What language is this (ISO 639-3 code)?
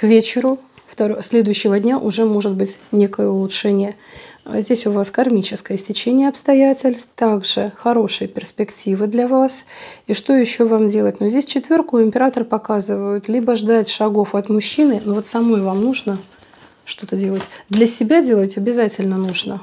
rus